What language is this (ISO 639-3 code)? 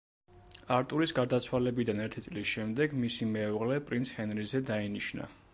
kat